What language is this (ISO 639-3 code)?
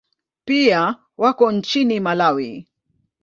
swa